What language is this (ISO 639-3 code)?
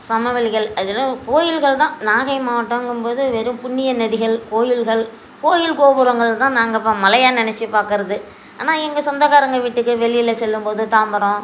tam